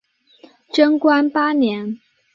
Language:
Chinese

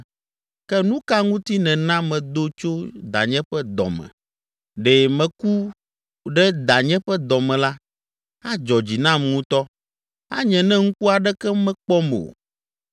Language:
Ewe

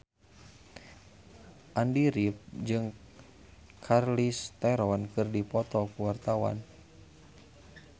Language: Sundanese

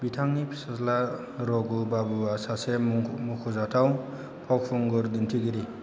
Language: Bodo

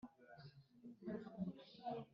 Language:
Kinyarwanda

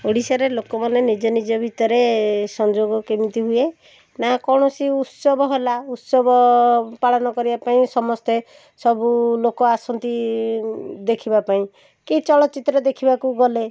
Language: Odia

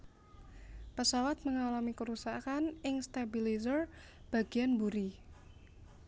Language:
Javanese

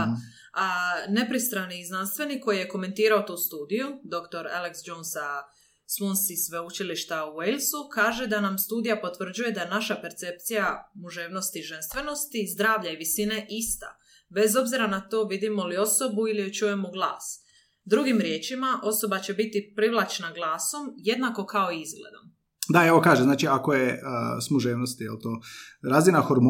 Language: Croatian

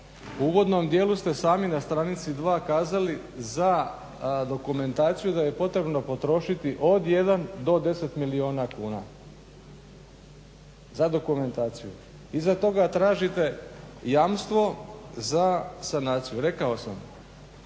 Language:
Croatian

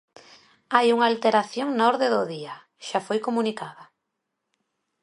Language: Galician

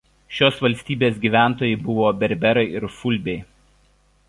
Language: Lithuanian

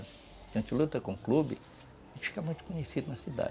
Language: Portuguese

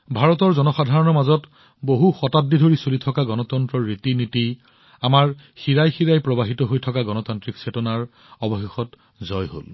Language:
Assamese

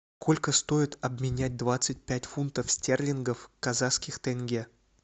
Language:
Russian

